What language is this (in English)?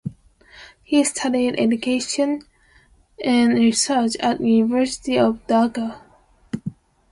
English